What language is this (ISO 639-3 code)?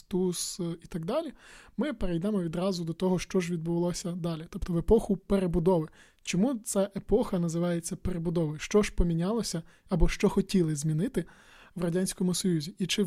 ukr